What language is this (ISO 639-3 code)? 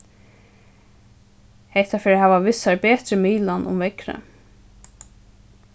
fao